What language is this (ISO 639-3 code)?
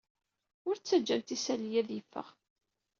kab